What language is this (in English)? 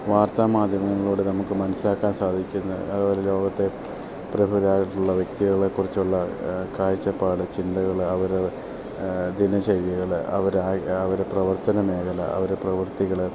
Malayalam